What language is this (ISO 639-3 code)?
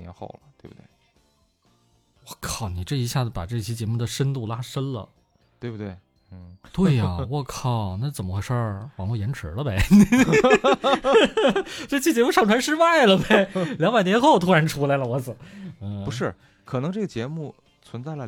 zho